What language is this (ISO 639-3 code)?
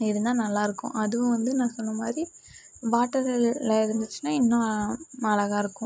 tam